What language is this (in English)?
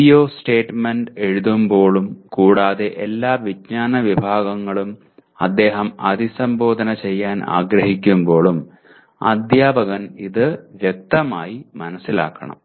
Malayalam